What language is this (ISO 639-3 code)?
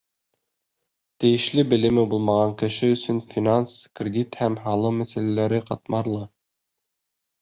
bak